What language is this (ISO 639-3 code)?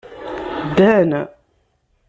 kab